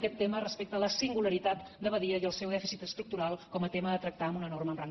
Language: Catalan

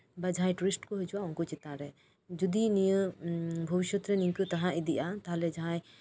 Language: Santali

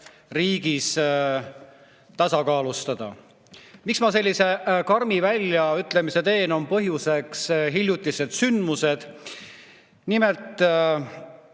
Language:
Estonian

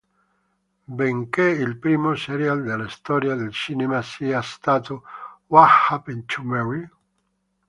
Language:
Italian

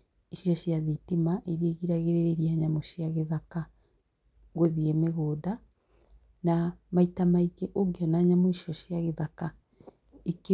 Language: Kikuyu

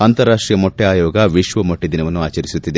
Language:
Kannada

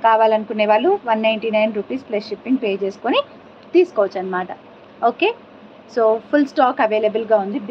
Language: Telugu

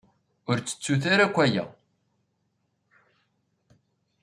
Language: Kabyle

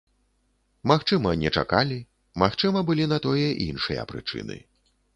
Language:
Belarusian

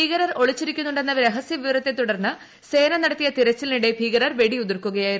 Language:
Malayalam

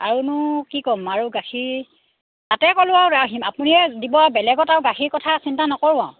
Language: Assamese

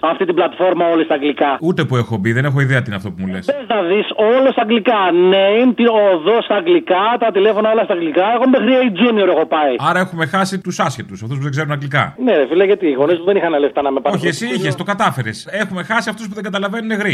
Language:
Greek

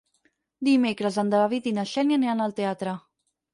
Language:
Catalan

